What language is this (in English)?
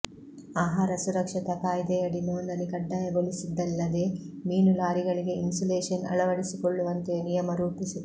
Kannada